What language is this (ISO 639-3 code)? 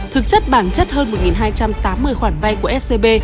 vie